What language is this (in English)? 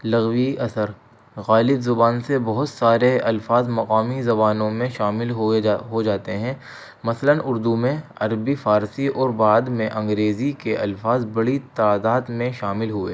Urdu